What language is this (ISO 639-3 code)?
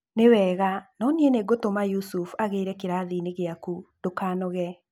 kik